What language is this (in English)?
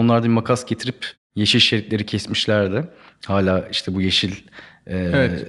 Turkish